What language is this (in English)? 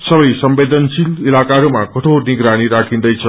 Nepali